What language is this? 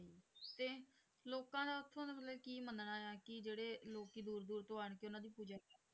Punjabi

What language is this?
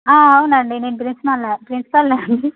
Telugu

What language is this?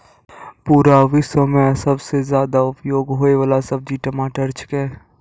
Maithili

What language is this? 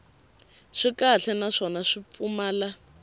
Tsonga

